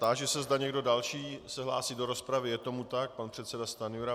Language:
Czech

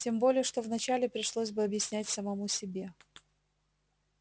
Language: Russian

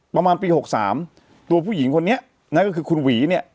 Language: Thai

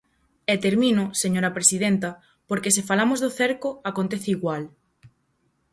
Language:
Galician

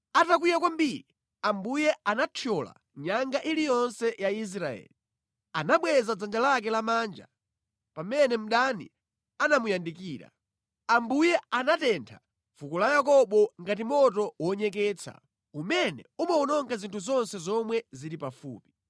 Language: Nyanja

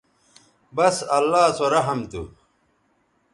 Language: Bateri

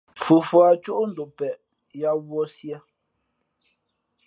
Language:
Fe'fe'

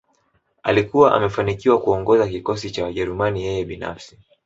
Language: Swahili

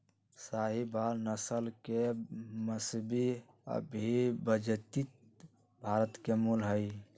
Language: Magahi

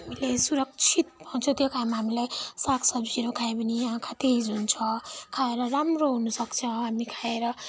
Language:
Nepali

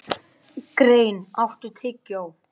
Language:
Icelandic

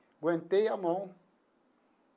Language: Portuguese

